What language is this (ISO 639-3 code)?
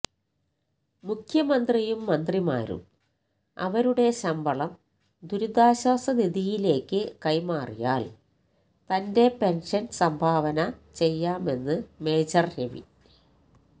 mal